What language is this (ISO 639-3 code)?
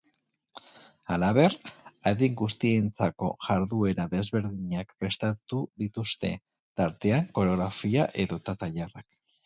eus